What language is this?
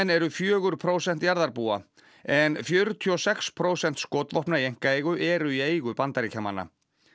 Icelandic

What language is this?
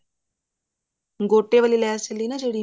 Punjabi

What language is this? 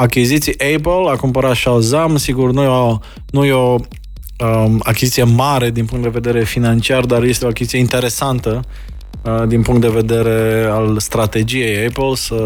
Romanian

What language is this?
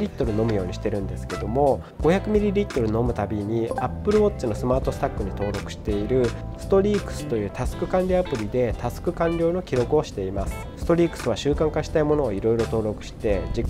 Japanese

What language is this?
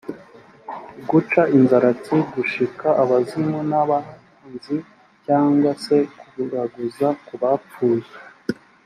Kinyarwanda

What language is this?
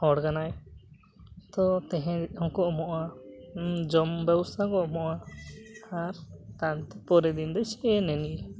Santali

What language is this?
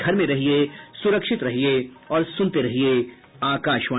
Hindi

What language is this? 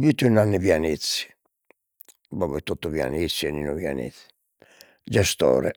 Sardinian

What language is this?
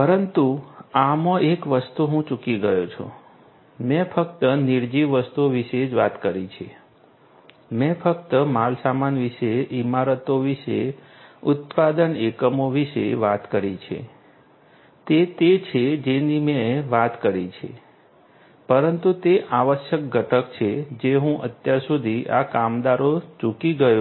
Gujarati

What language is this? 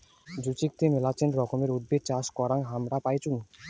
Bangla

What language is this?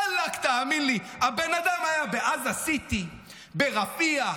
Hebrew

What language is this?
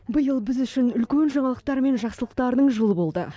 Kazakh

